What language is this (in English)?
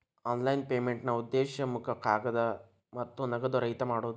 Kannada